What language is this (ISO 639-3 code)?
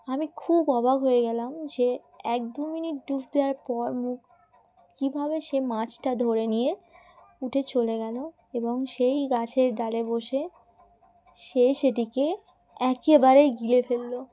ben